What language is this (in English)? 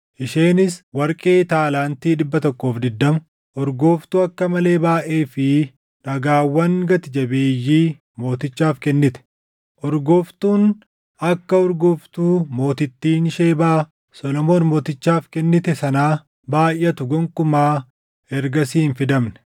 Oromo